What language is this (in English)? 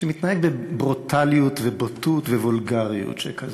Hebrew